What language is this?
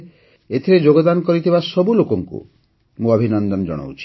Odia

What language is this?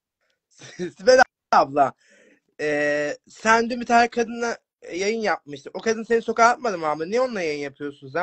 Turkish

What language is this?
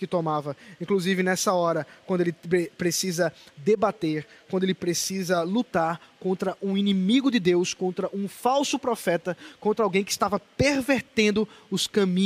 Portuguese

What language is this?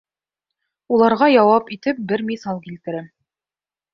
Bashkir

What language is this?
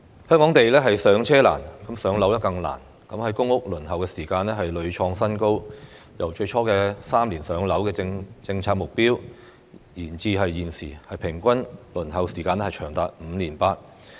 Cantonese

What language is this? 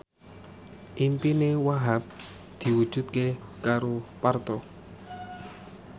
Javanese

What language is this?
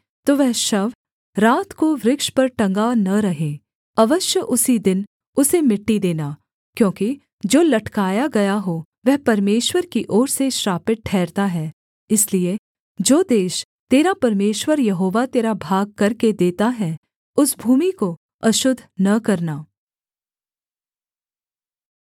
Hindi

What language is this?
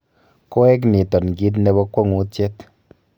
Kalenjin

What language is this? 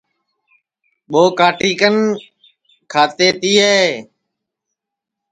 Sansi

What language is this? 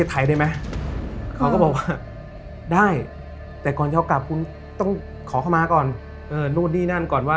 Thai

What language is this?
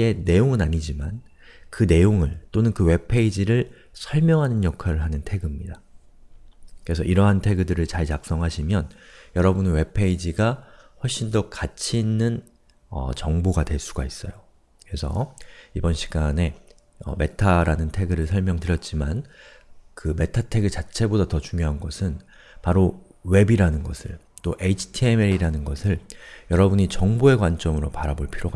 Korean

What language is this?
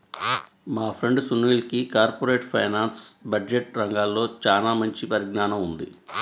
Telugu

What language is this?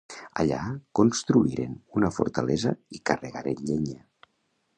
Catalan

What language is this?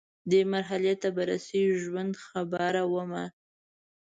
Pashto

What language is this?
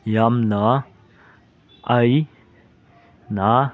Manipuri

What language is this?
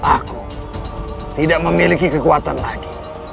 Indonesian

